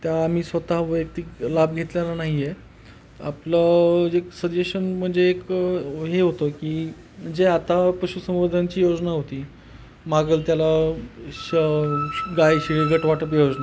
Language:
Marathi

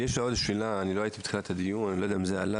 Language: Hebrew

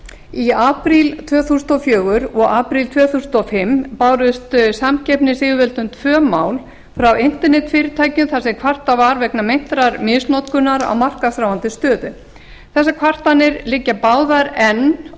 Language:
Icelandic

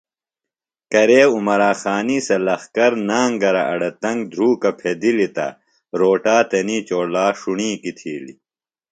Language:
Phalura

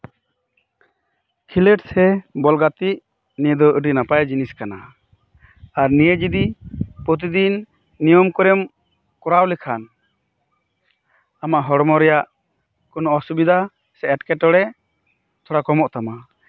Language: Santali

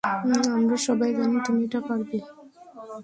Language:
Bangla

